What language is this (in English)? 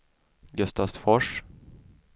Swedish